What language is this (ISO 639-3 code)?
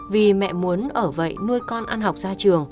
vie